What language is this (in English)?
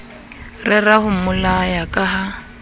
Southern Sotho